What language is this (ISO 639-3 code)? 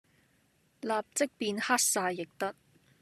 yue